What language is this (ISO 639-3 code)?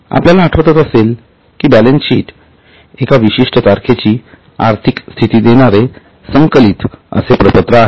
mar